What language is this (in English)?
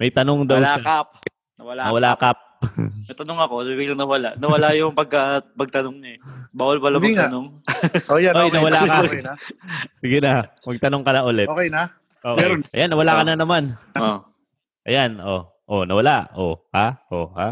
Filipino